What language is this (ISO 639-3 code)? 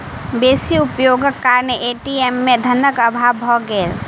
mai